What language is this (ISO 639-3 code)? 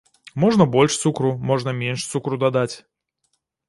bel